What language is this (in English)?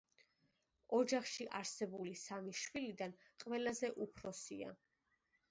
Georgian